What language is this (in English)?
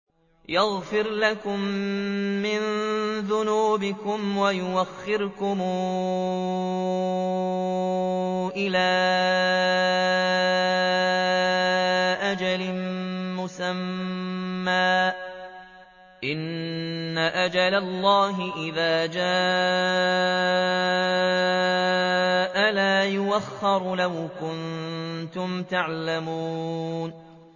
Arabic